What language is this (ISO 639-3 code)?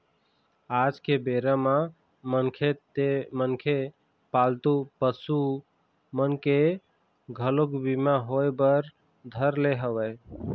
hne